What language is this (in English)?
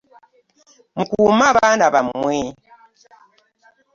Ganda